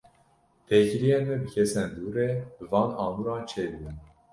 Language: Kurdish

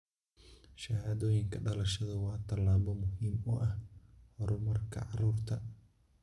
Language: Somali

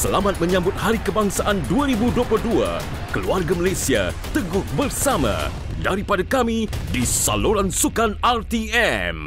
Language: Malay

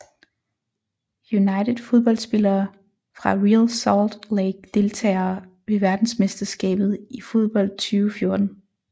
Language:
Danish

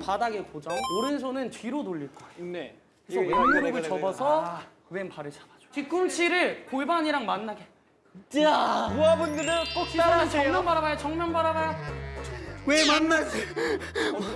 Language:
Korean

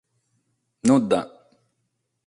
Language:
Sardinian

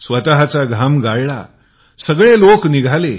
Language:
Marathi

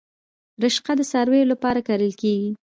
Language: Pashto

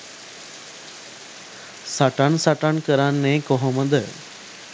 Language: Sinhala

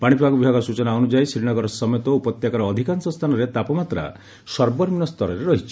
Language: Odia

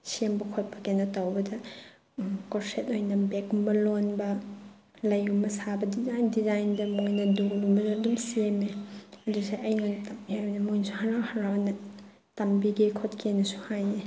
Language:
Manipuri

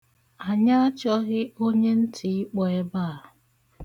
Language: Igbo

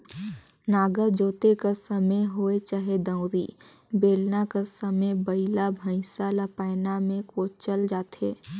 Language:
Chhattisgarhi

